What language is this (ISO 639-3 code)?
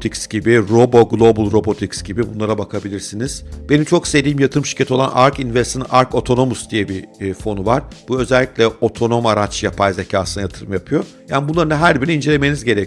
tur